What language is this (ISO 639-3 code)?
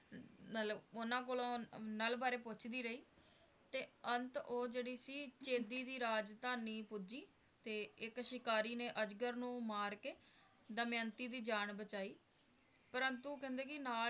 pan